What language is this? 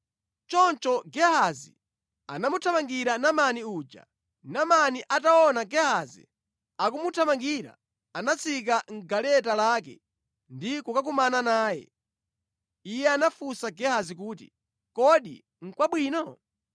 Nyanja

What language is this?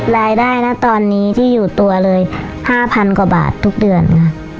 Thai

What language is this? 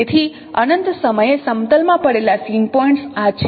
Gujarati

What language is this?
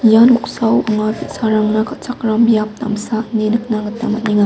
Garo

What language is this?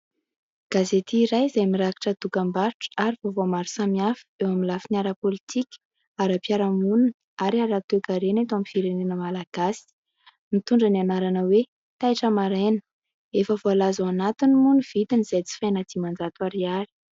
Malagasy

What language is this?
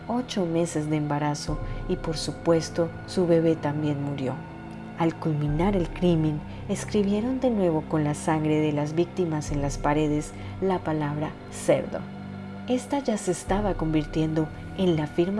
Spanish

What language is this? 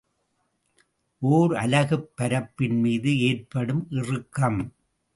Tamil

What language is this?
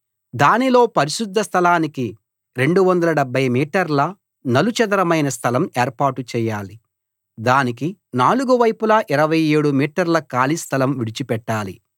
Telugu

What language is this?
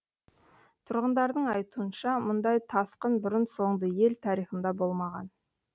Kazakh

